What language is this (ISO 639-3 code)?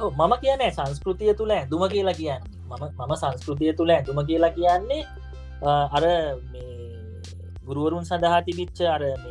ind